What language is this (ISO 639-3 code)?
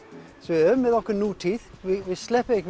isl